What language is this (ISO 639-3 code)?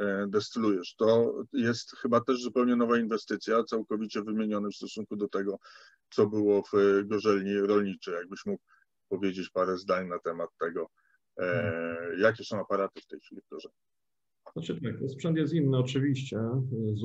pol